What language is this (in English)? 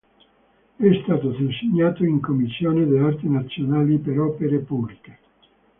Italian